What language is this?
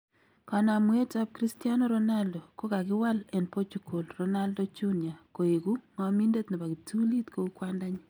Kalenjin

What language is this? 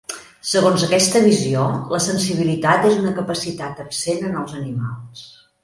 Catalan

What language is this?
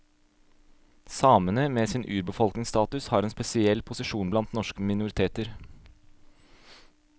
Norwegian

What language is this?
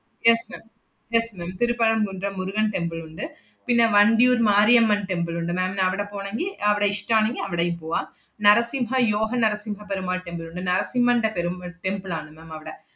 Malayalam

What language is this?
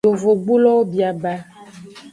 Aja (Benin)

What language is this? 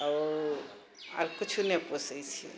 Maithili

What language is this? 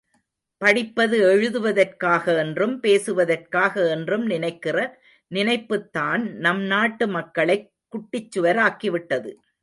Tamil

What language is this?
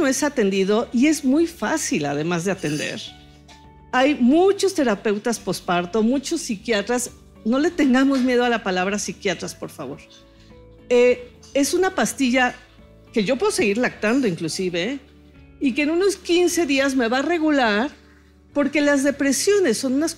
Spanish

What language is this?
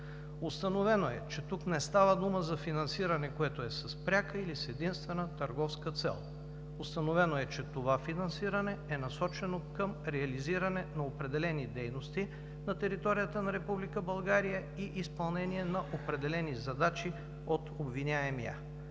Bulgarian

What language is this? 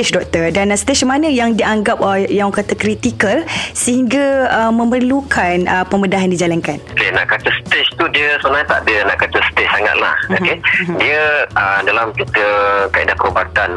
Malay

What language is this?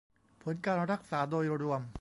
Thai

